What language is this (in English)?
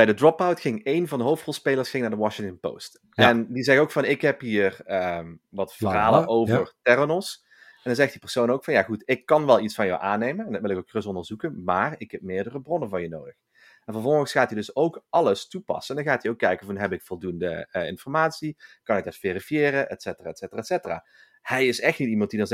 Dutch